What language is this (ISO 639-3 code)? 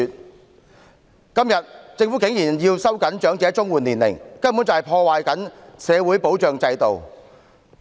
yue